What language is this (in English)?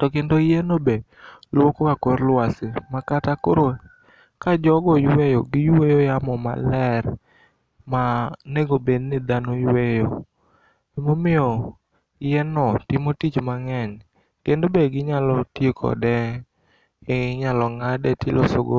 Luo (Kenya and Tanzania)